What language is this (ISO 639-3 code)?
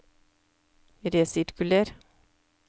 nor